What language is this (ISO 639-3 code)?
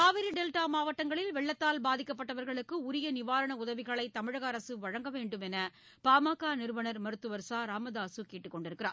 tam